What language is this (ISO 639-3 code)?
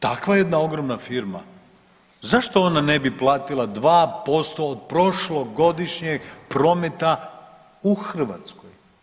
hrv